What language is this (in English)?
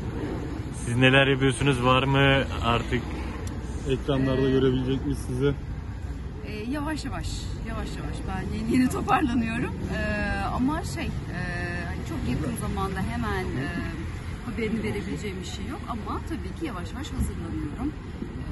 Turkish